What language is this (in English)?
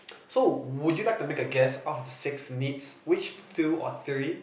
English